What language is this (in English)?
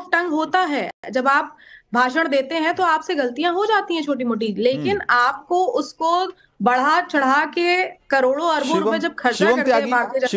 Hindi